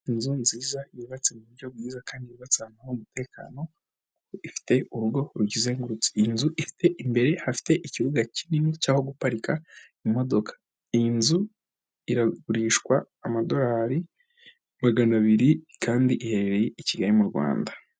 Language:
Kinyarwanda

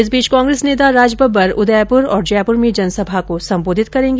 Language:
Hindi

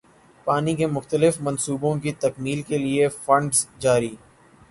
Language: Urdu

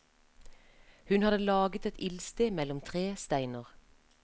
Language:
Norwegian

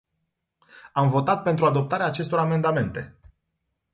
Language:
Romanian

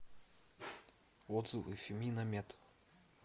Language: Russian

